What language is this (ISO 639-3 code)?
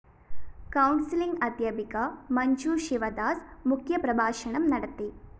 mal